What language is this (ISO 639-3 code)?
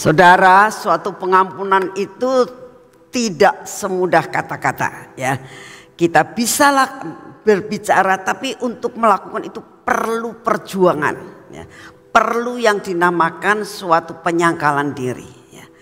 ind